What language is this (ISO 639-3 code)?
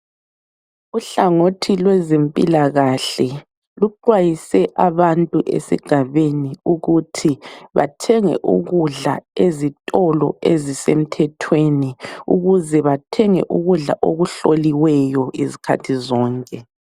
nde